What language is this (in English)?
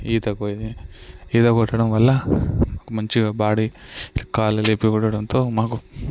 Telugu